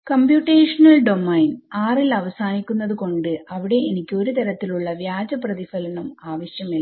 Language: Malayalam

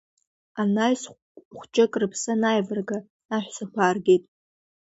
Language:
Abkhazian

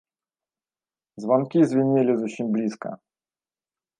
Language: Belarusian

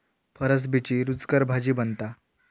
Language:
Marathi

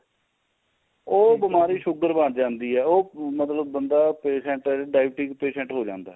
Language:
Punjabi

